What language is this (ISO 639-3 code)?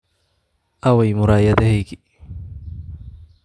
som